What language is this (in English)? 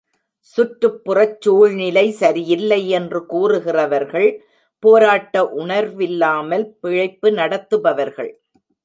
Tamil